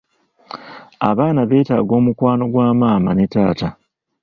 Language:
Ganda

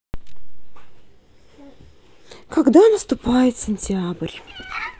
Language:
Russian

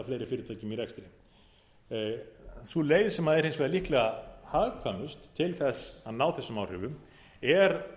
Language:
Icelandic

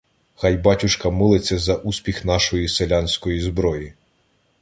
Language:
Ukrainian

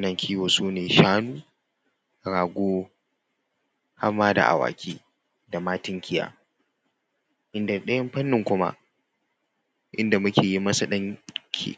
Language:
Hausa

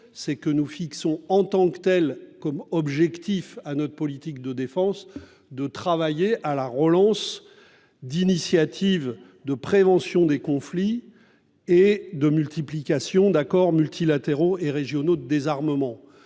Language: French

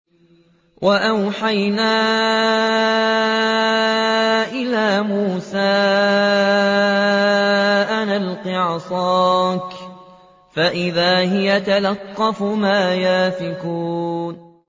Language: Arabic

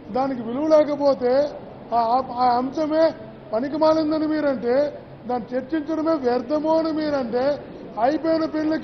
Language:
Turkish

